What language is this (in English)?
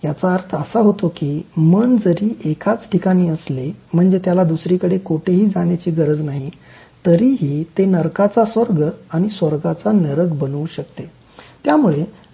Marathi